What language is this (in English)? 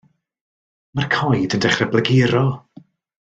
Welsh